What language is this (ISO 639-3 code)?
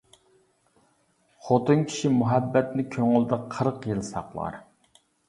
uig